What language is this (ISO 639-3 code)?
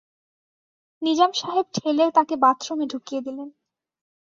ben